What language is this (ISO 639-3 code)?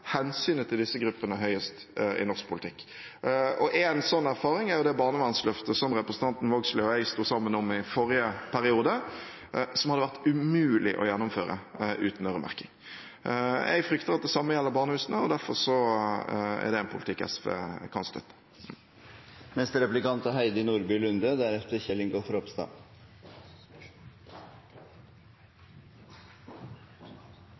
nob